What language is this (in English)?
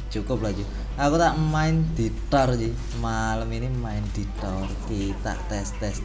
Indonesian